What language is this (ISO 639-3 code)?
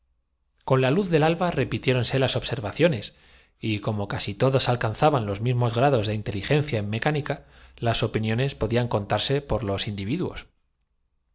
spa